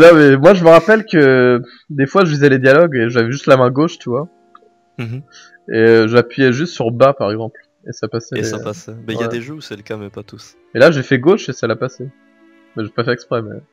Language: French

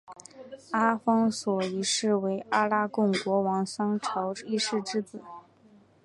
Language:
Chinese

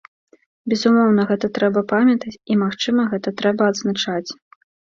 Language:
Belarusian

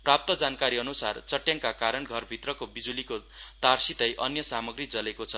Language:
Nepali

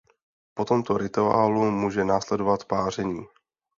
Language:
Czech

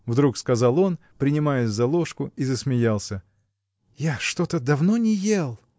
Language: Russian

